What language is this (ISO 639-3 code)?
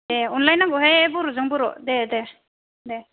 brx